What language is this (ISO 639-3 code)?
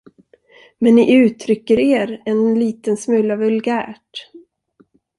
swe